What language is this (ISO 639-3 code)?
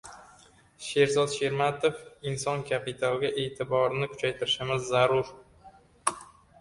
uzb